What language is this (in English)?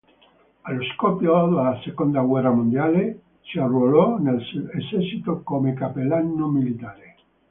Italian